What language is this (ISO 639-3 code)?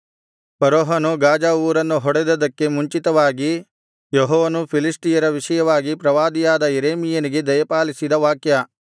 kan